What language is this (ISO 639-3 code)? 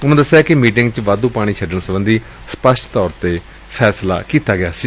pan